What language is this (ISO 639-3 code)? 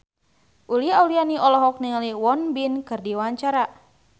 sun